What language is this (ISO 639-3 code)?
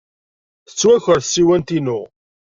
kab